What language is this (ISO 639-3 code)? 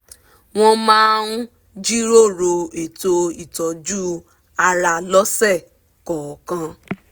yor